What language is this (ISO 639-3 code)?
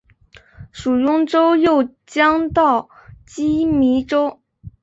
zho